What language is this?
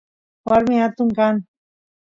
Santiago del Estero Quichua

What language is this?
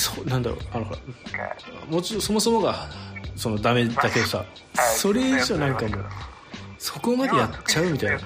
Japanese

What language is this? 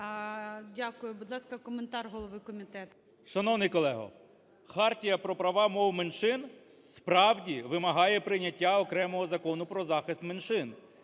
Ukrainian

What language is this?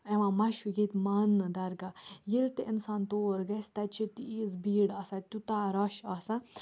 Kashmiri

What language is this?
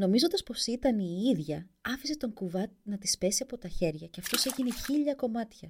Greek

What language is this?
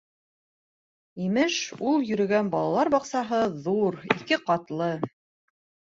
Bashkir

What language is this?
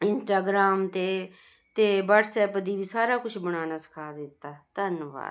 Punjabi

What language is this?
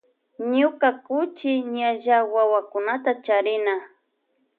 Loja Highland Quichua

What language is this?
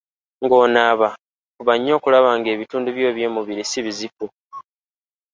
Ganda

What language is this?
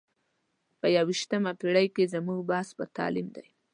Pashto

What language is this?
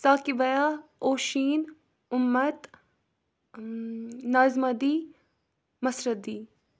Kashmiri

